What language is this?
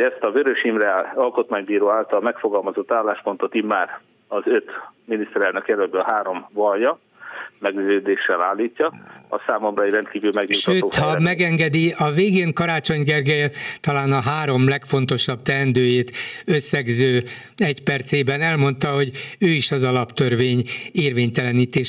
Hungarian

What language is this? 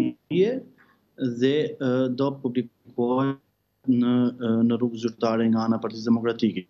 Portuguese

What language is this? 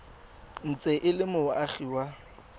Tswana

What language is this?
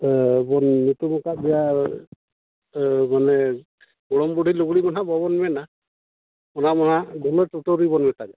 Santali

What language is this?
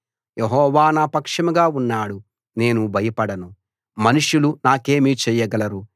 Telugu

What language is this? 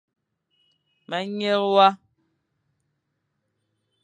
Fang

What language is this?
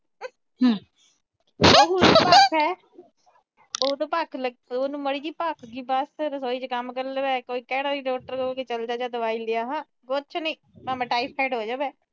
Punjabi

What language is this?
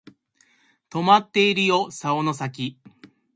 Japanese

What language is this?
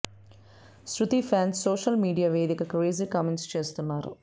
Telugu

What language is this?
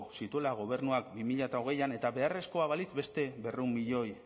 Basque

